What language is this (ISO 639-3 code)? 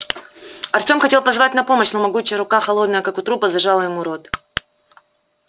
rus